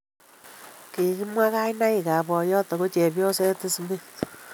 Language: Kalenjin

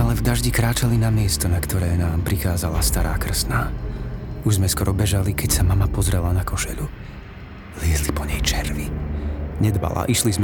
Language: Slovak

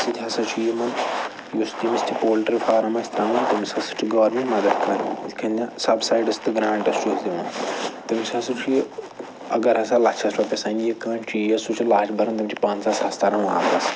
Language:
Kashmiri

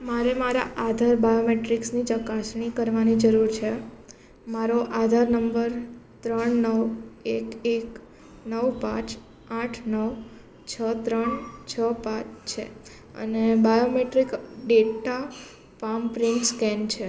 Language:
Gujarati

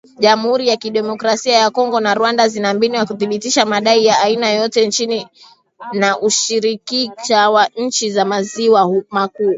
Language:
Swahili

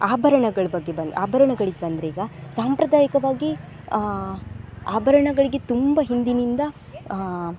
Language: Kannada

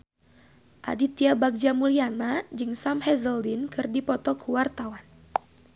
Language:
Sundanese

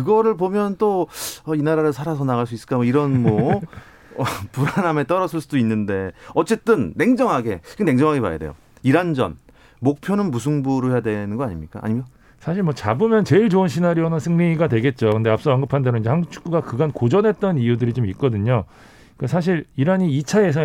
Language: Korean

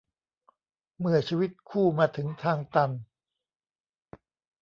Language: Thai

